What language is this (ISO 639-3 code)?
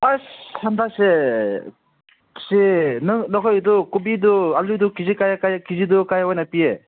mni